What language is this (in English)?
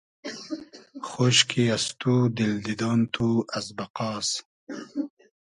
Hazaragi